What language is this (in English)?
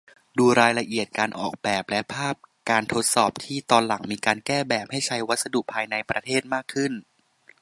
Thai